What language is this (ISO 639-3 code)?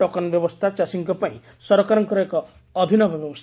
ori